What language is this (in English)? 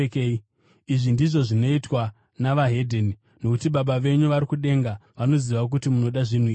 Shona